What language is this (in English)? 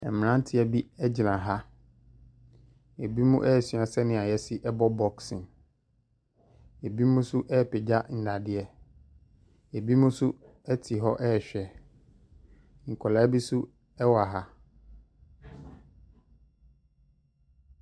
Akan